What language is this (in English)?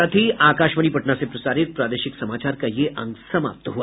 Hindi